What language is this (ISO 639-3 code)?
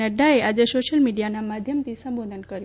guj